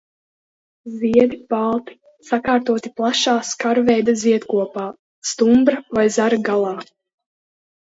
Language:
Latvian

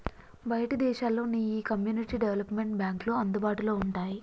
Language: Telugu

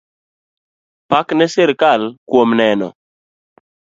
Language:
Luo (Kenya and Tanzania)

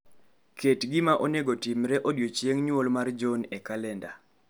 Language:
Luo (Kenya and Tanzania)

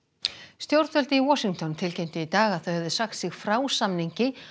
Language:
Icelandic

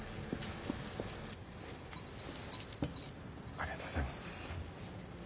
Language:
Japanese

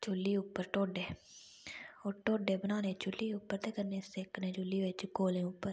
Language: Dogri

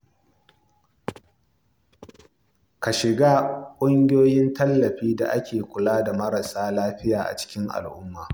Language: Hausa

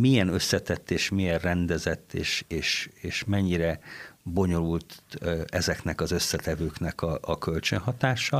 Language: Hungarian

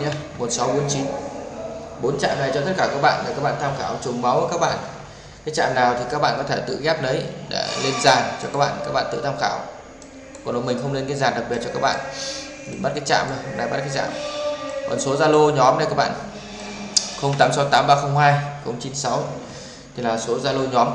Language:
Vietnamese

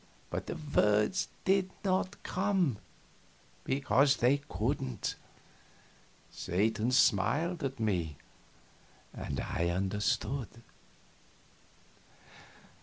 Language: English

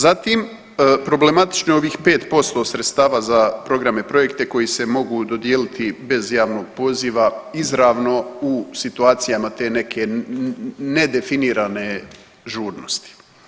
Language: Croatian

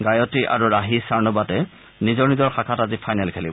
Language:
Assamese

